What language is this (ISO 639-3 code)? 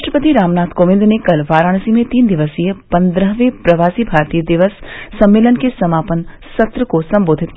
hin